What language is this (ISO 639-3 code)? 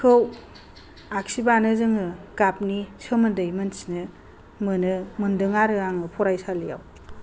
brx